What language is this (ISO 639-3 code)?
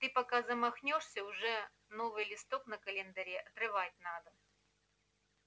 rus